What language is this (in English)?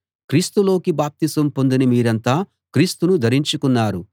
Telugu